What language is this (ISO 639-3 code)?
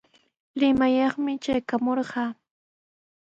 qws